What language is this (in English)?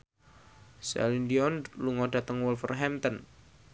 Javanese